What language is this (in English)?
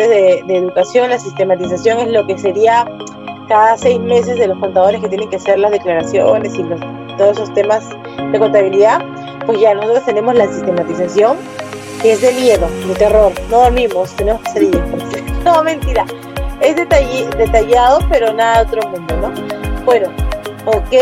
Spanish